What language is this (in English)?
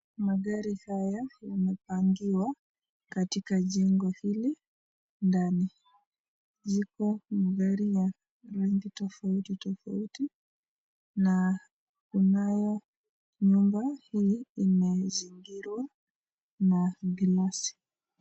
Swahili